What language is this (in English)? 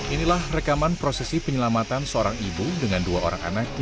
Indonesian